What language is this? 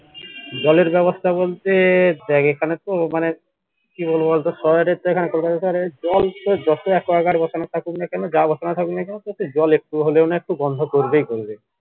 Bangla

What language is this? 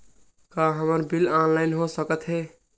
Chhattisgarhi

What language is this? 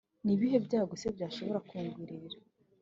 Kinyarwanda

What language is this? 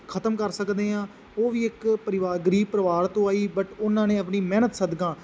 Punjabi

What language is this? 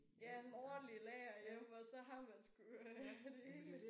Danish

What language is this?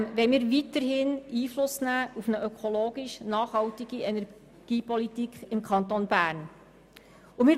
Swiss German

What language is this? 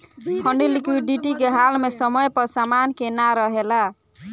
Bhojpuri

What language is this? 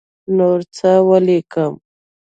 Pashto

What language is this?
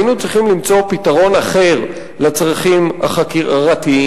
Hebrew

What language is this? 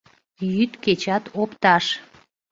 Mari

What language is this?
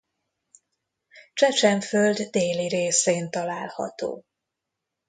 Hungarian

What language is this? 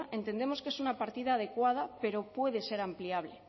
Spanish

